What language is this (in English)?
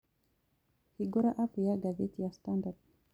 Kikuyu